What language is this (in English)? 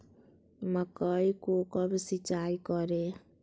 Magahi